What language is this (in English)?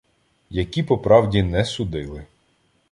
Ukrainian